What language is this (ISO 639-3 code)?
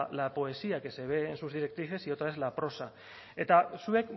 spa